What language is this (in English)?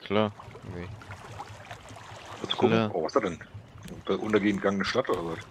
German